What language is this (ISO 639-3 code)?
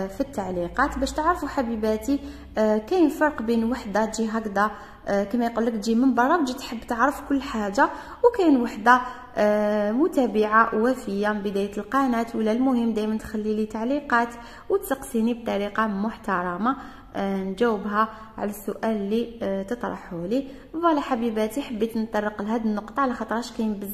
ara